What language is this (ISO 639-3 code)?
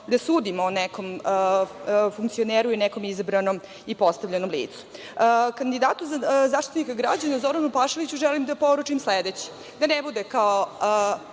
srp